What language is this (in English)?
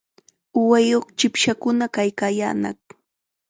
Chiquián Ancash Quechua